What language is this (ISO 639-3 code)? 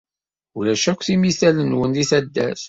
kab